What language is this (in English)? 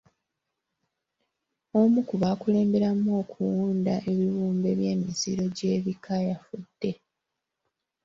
Ganda